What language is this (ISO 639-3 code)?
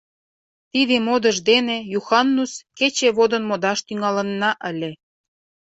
chm